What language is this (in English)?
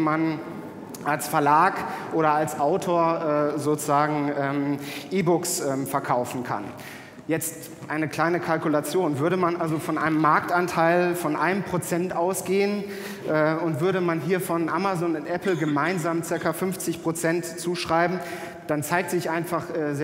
German